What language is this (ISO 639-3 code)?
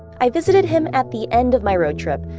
eng